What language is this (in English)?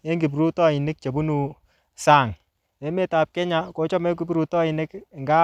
Kalenjin